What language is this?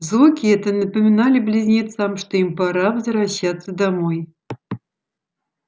Russian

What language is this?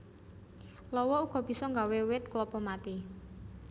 Javanese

